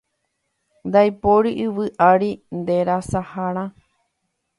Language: Guarani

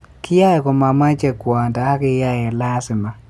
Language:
Kalenjin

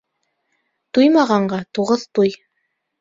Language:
Bashkir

